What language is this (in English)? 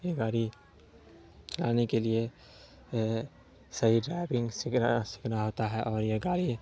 Urdu